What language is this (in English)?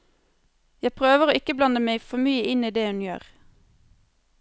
Norwegian